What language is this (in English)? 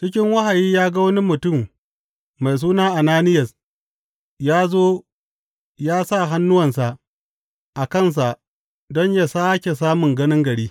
Hausa